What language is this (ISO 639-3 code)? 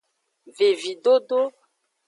ajg